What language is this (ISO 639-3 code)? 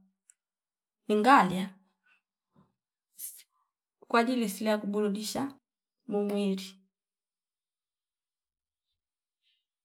fip